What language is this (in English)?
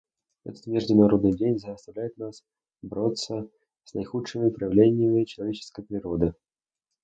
Russian